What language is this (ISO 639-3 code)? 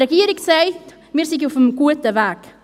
gsw